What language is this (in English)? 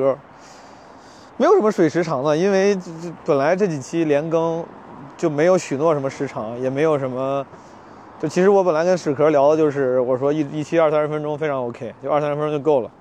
Chinese